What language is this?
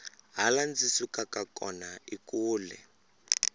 Tsonga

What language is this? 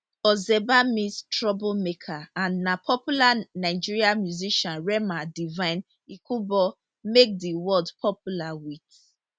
Nigerian Pidgin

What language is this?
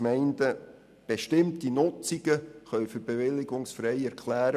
Swiss German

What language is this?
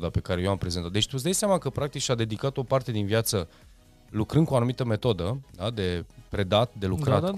Romanian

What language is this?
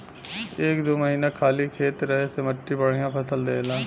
Bhojpuri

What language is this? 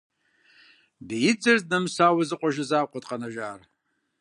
Kabardian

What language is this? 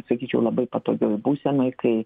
Lithuanian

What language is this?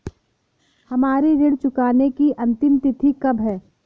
Hindi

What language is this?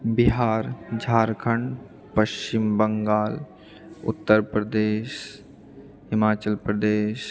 Maithili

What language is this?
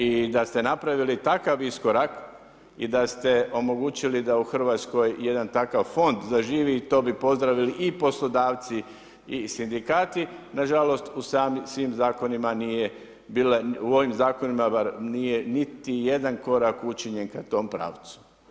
Croatian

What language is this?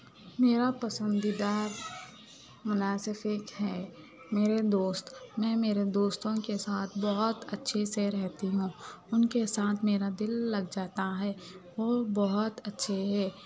Urdu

